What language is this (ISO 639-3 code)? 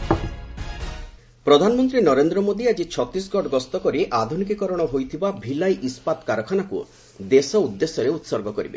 ori